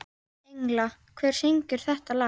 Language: Icelandic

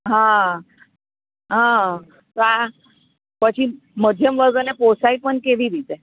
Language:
Gujarati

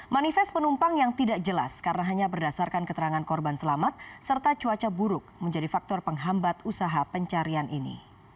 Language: Indonesian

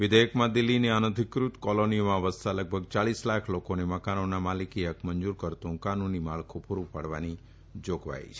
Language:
Gujarati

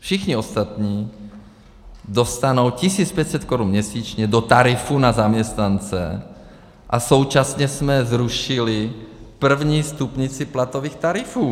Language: Czech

